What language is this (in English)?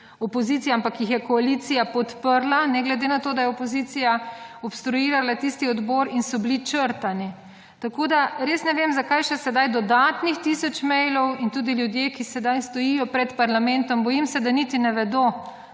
Slovenian